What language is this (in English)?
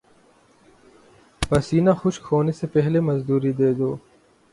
Urdu